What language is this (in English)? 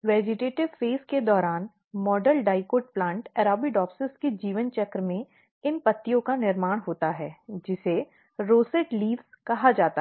Hindi